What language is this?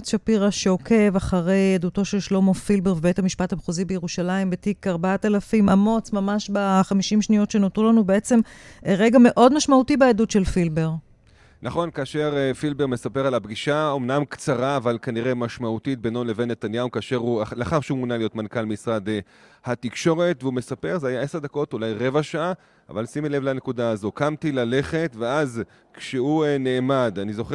Hebrew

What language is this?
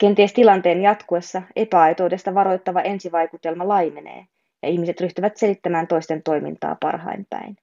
Finnish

